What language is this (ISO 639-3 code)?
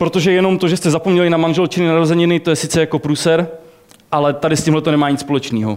ces